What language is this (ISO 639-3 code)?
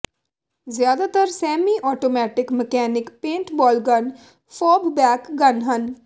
pan